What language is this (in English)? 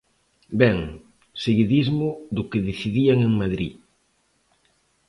Galician